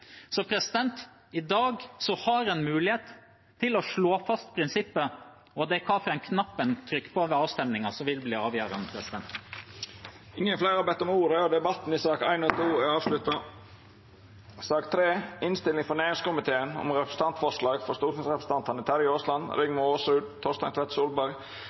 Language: Norwegian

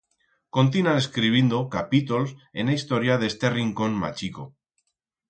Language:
Aragonese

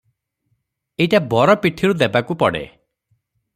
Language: Odia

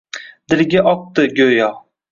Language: Uzbek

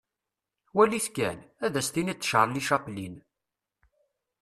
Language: Kabyle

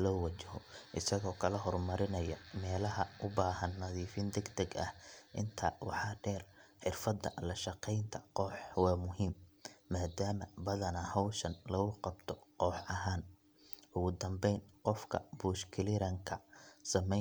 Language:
Somali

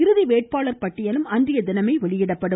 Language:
Tamil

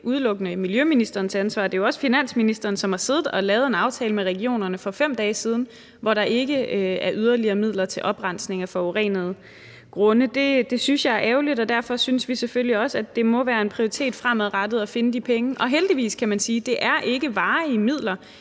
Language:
Danish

